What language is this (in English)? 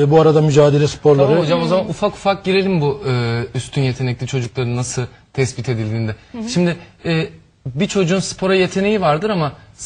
Turkish